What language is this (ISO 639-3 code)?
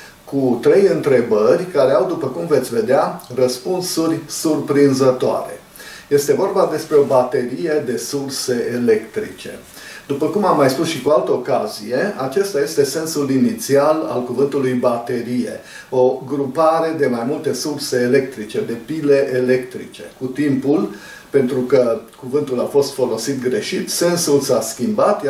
ron